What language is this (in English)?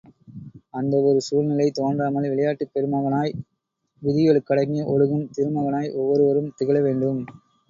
Tamil